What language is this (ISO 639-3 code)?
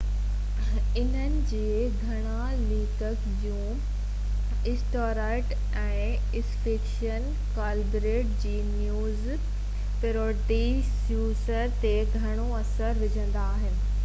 snd